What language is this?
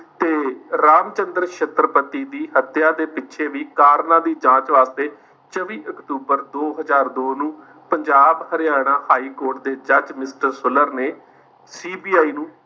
Punjabi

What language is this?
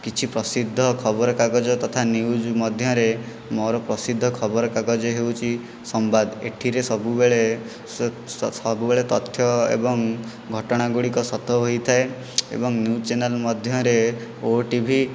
Odia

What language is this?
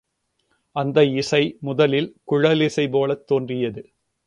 Tamil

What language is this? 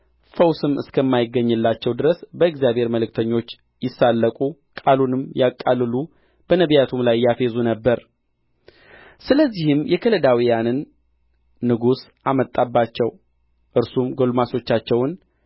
Amharic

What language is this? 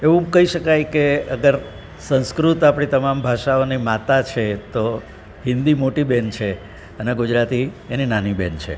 Gujarati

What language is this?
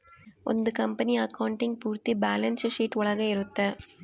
Kannada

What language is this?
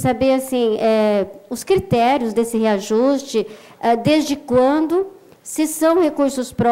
Portuguese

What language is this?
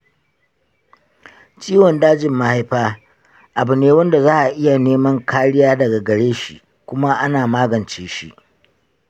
Hausa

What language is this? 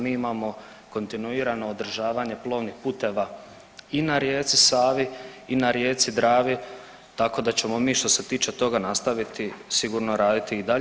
Croatian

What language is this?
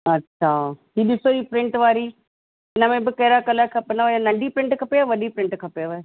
Sindhi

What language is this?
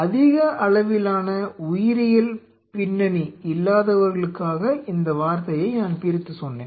Tamil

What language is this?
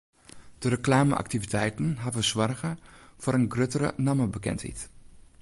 Western Frisian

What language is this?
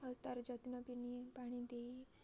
Odia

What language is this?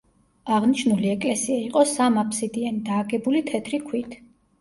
Georgian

